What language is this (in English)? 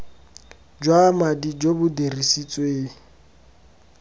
Tswana